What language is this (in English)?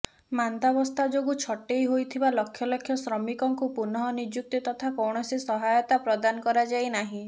Odia